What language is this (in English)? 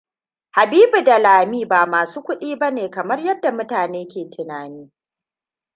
Hausa